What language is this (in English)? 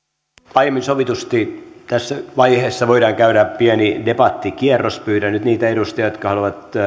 Finnish